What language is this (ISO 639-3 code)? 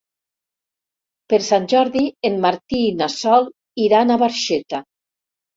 cat